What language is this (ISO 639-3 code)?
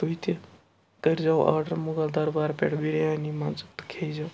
kas